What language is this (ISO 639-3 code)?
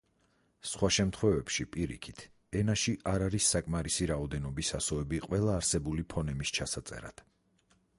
kat